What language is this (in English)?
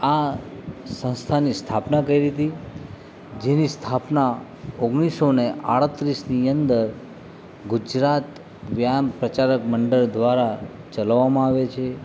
Gujarati